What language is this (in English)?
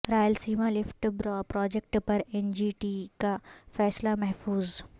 Urdu